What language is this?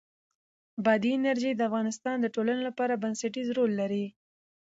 Pashto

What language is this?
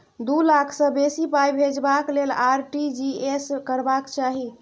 Maithili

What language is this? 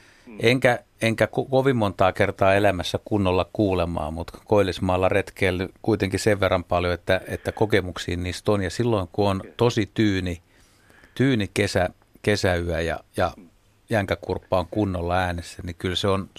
Finnish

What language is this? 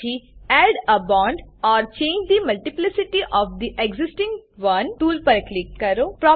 Gujarati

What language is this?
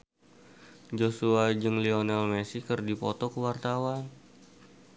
Sundanese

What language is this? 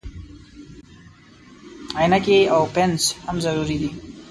Pashto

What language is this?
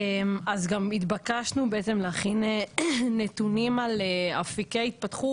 Hebrew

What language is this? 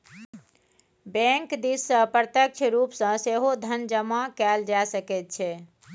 Maithili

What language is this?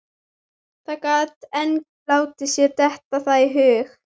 Icelandic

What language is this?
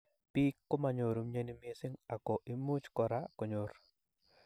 Kalenjin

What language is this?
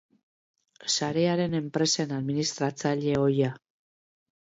Basque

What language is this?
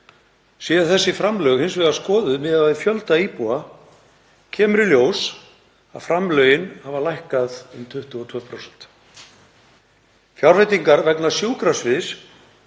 Icelandic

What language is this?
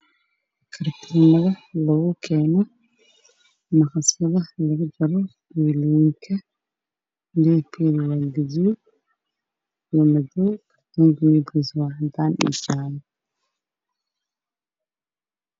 Somali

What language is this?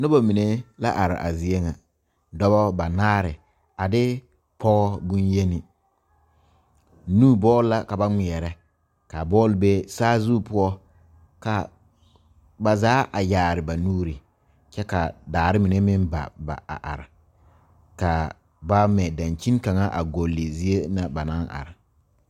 Southern Dagaare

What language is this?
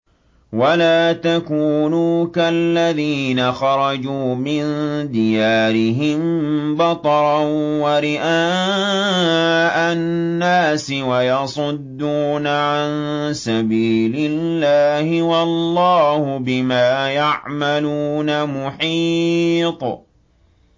Arabic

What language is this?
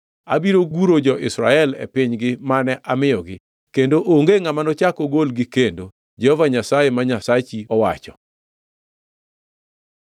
Luo (Kenya and Tanzania)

